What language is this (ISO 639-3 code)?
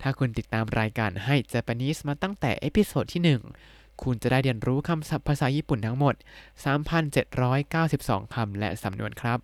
tha